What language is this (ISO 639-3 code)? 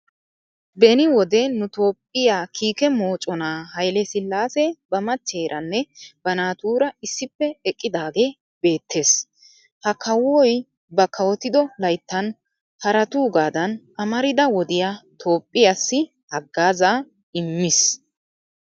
wal